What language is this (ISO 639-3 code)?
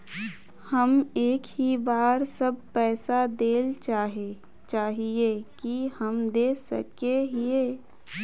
mag